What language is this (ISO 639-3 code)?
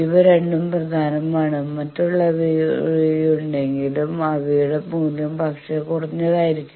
mal